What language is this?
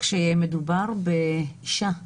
Hebrew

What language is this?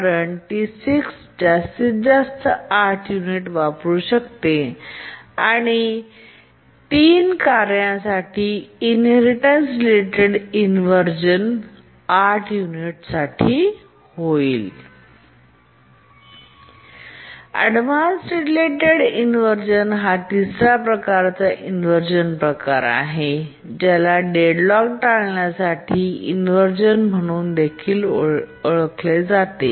Marathi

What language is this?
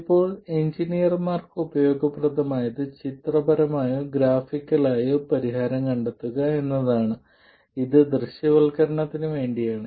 Malayalam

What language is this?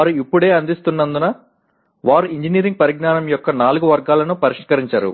Telugu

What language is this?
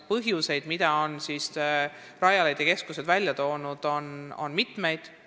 Estonian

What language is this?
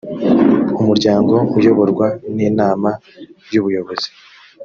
Kinyarwanda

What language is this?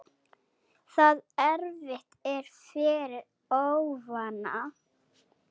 Icelandic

